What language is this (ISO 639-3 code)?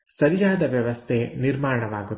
kan